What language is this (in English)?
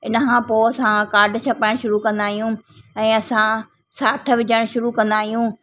Sindhi